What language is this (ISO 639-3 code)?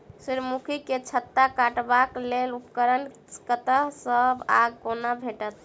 mai